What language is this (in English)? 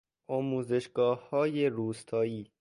Persian